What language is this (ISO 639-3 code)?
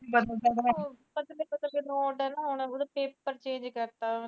pan